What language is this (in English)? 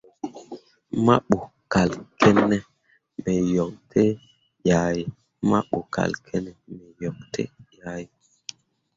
Mundang